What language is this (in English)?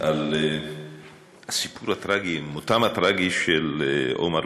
Hebrew